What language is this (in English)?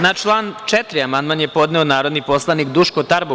Serbian